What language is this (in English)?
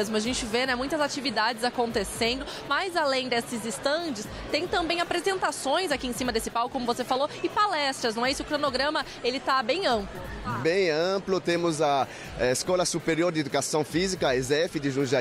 Portuguese